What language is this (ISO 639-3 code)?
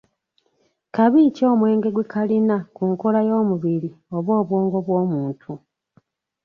lug